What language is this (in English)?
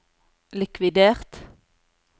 Norwegian